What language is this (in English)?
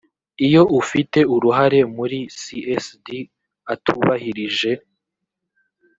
Kinyarwanda